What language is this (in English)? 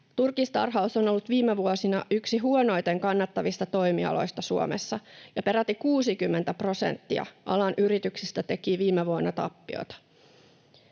Finnish